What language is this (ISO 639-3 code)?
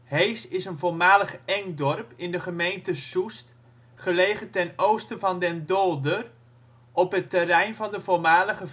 nld